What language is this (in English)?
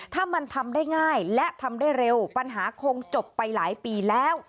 Thai